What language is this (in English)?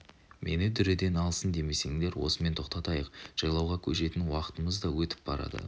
Kazakh